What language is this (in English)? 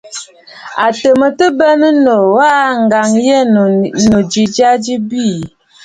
Bafut